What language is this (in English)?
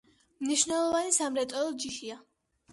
Georgian